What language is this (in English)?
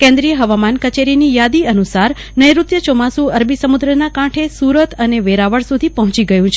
Gujarati